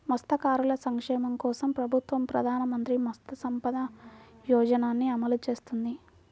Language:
Telugu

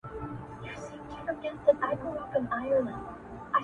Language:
Pashto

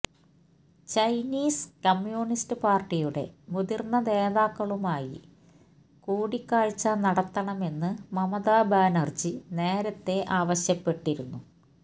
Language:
Malayalam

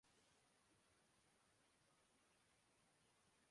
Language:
Urdu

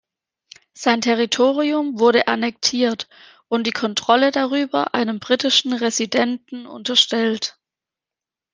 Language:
German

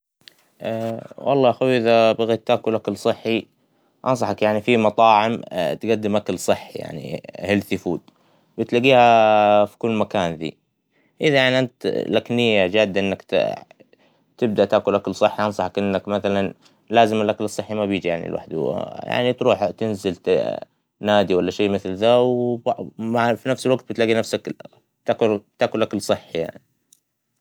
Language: Hijazi Arabic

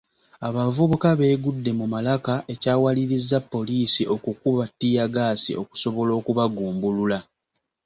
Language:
Ganda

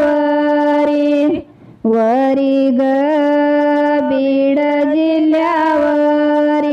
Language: Marathi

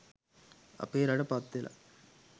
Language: Sinhala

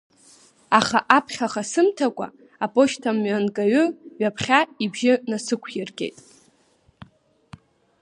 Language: Abkhazian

